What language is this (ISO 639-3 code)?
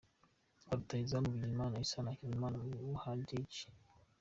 kin